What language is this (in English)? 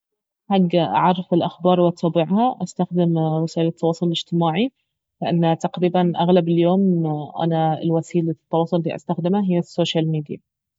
Baharna Arabic